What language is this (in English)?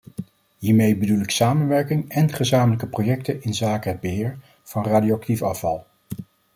Dutch